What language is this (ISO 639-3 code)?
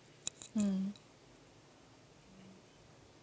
eng